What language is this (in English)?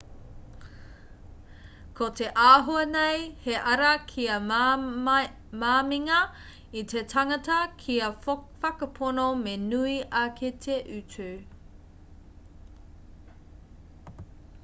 Māori